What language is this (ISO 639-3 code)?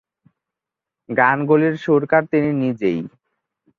ben